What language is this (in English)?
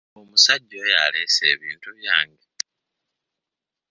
Ganda